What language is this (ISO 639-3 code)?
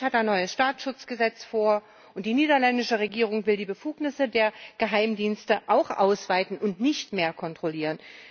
deu